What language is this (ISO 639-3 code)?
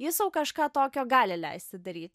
lit